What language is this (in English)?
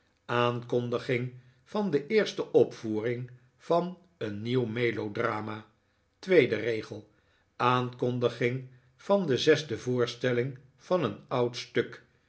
Dutch